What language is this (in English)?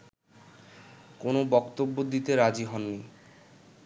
Bangla